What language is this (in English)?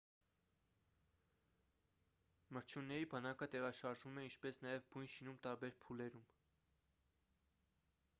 Armenian